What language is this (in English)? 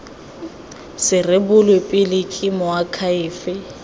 Tswana